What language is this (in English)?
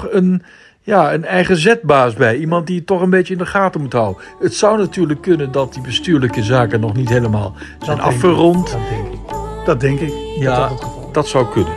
Dutch